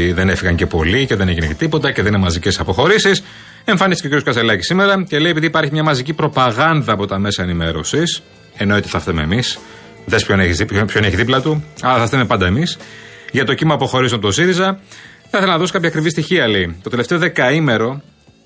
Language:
Greek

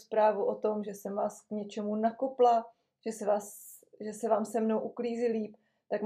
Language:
Czech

